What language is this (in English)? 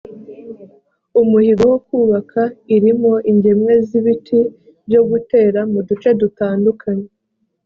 Kinyarwanda